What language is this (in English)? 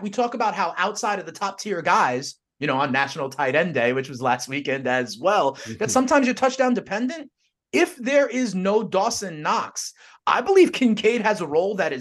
English